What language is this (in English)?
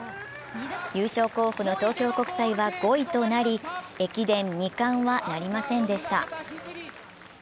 Japanese